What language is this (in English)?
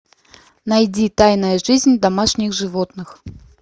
Russian